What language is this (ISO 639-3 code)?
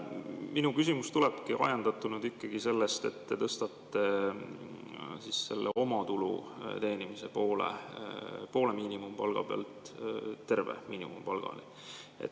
est